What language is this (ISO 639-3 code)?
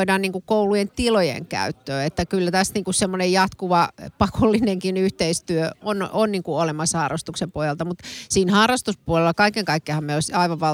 fin